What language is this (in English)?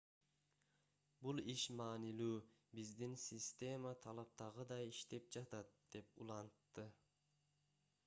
Kyrgyz